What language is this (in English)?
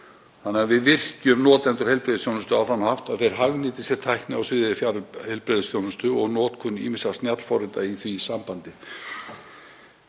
Icelandic